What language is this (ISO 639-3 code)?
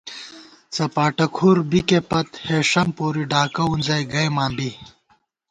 gwt